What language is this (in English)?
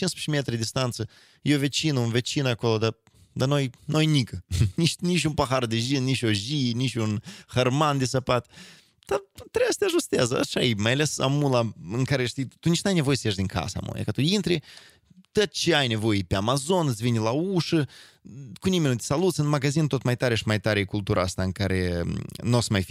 Romanian